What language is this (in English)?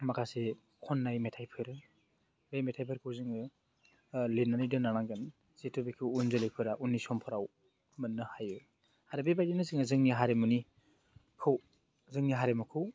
Bodo